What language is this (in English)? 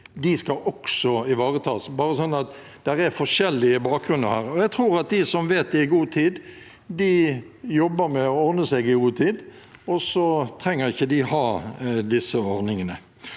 Norwegian